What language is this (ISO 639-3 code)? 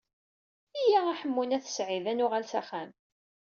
kab